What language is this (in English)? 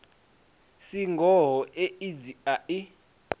Venda